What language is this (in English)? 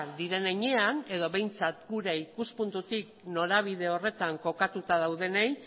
Basque